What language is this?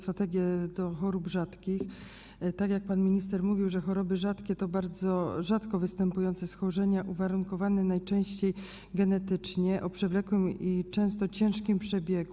Polish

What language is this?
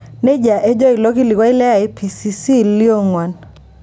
Masai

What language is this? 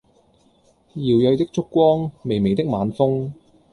Cantonese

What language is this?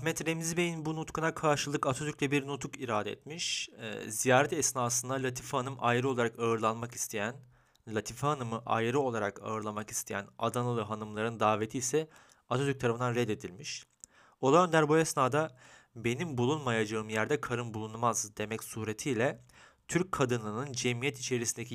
Turkish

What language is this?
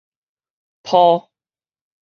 Min Nan Chinese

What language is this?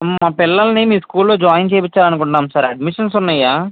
Telugu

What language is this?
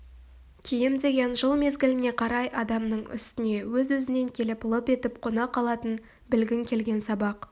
Kazakh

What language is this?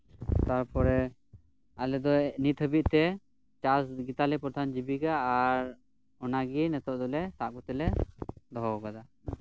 Santali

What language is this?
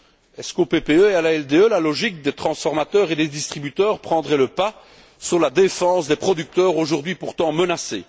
French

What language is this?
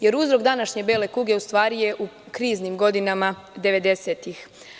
Serbian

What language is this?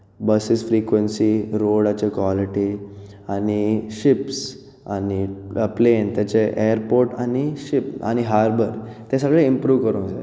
Konkani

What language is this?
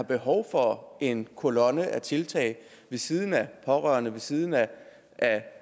Danish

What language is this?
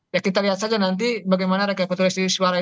Indonesian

